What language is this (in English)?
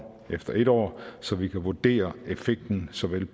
Danish